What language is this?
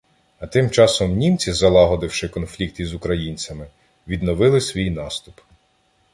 Ukrainian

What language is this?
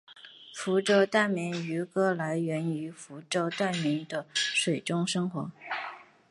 Chinese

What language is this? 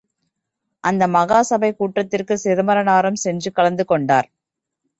Tamil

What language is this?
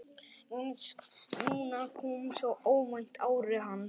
Icelandic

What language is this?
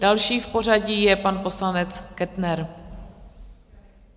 Czech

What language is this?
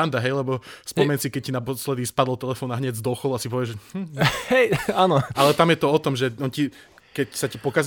Slovak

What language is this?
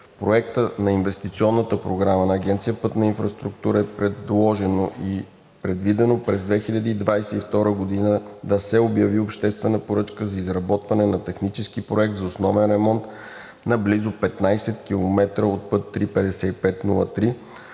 Bulgarian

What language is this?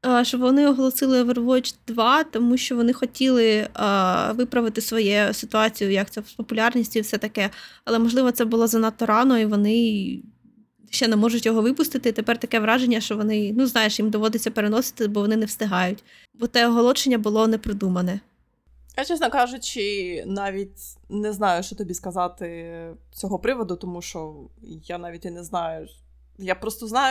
Ukrainian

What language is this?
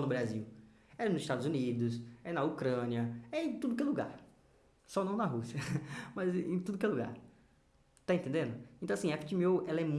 Portuguese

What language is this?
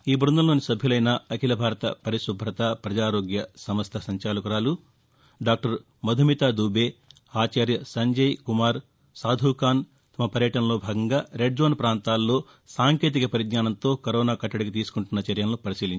Telugu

